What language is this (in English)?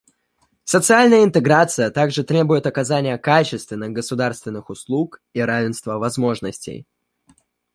Russian